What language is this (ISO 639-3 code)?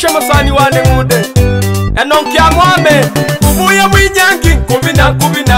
ara